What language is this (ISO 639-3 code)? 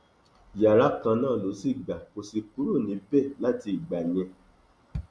yor